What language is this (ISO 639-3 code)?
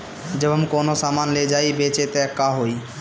bho